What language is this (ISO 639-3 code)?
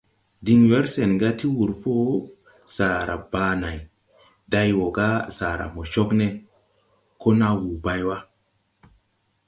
tui